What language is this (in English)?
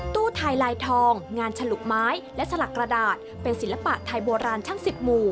Thai